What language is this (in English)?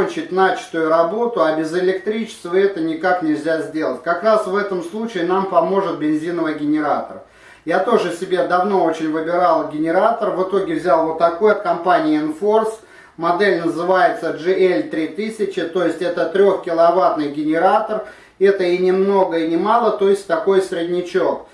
Russian